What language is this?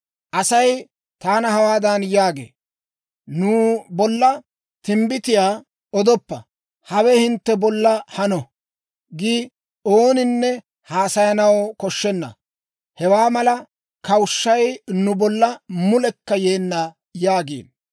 Dawro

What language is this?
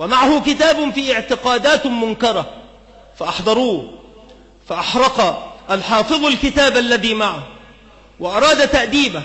Arabic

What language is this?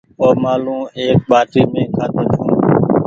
Goaria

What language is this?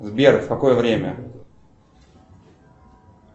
Russian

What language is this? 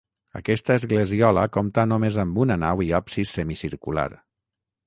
Catalan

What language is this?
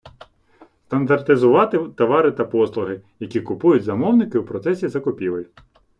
Ukrainian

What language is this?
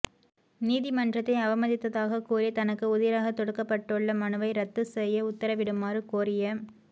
Tamil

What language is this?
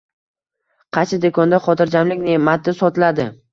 Uzbek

